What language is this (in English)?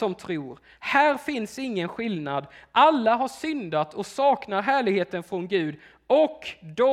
Swedish